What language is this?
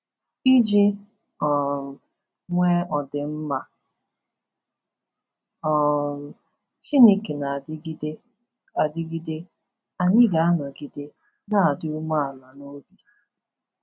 Igbo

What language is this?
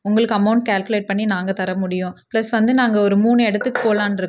Tamil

